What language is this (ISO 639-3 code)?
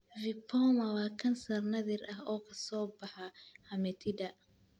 som